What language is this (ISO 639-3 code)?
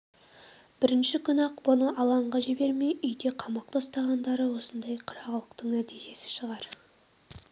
kaz